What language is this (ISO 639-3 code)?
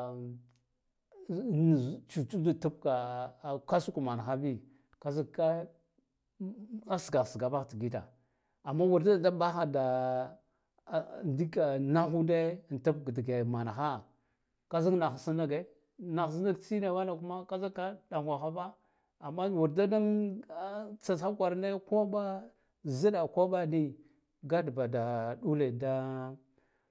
gdf